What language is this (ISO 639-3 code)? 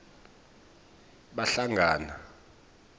ssw